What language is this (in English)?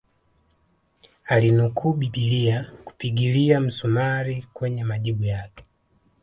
Swahili